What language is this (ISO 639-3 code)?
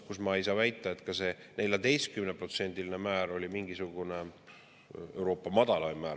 est